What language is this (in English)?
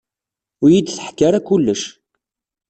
Kabyle